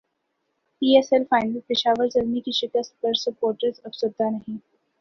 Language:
Urdu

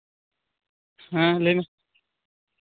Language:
Santali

